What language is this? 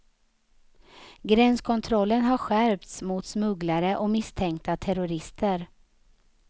Swedish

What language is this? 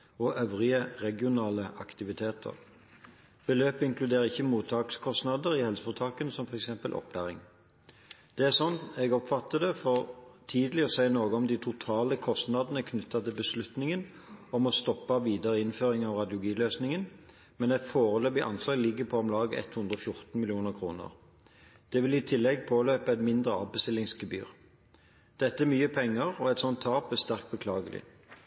Norwegian Bokmål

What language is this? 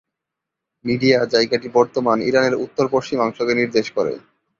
Bangla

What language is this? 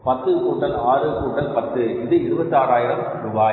Tamil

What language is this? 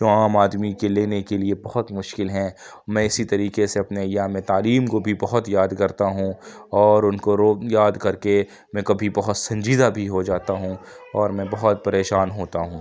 Urdu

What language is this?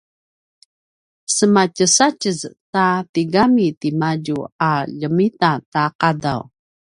Paiwan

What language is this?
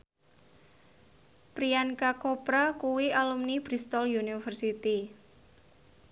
Javanese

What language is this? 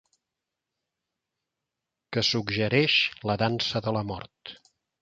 Catalan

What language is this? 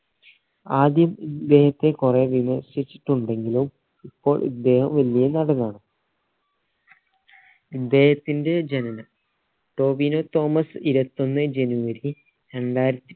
Malayalam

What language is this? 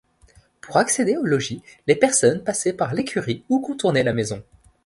French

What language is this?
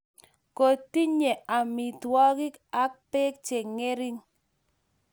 Kalenjin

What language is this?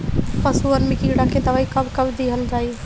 Bhojpuri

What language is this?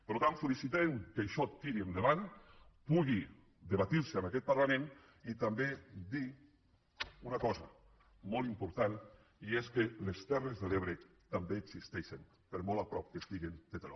Catalan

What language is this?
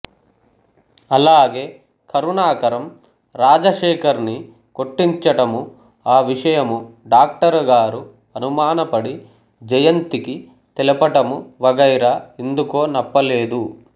Telugu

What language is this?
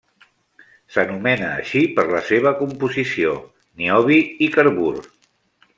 Catalan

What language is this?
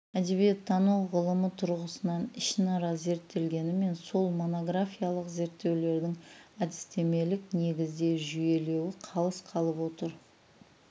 Kazakh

